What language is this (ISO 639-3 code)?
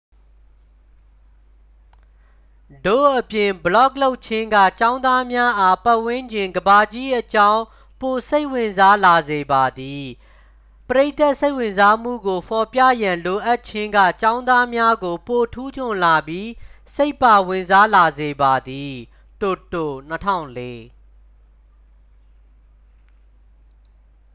mya